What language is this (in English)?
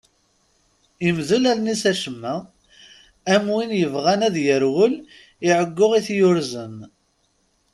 Kabyle